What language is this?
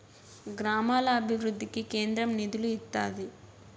Telugu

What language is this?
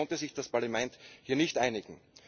German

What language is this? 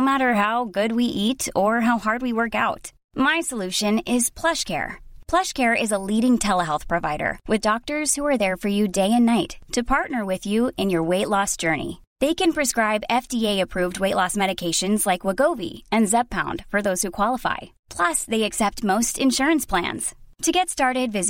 Urdu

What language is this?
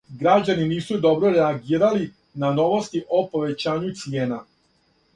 Serbian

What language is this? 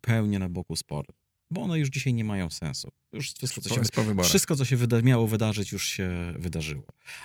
Polish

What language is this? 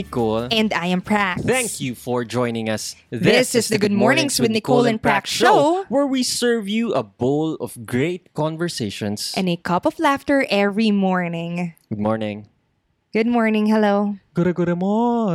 Filipino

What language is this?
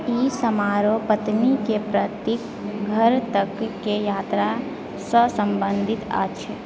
Maithili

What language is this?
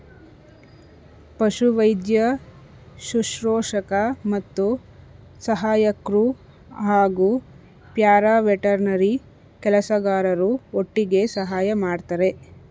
Kannada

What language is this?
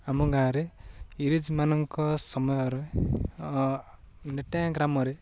Odia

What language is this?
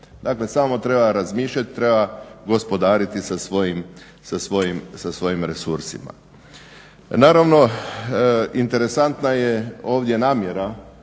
Croatian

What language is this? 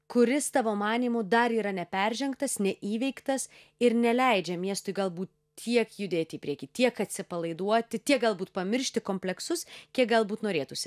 Lithuanian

